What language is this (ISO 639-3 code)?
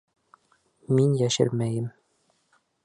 bak